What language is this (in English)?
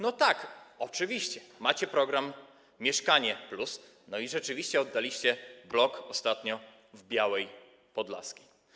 Polish